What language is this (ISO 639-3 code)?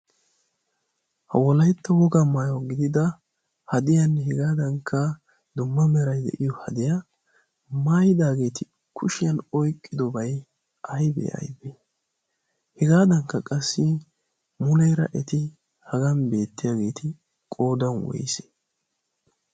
wal